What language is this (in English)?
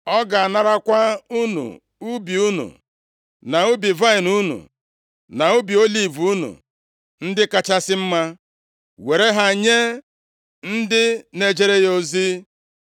Igbo